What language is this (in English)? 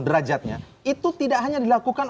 Indonesian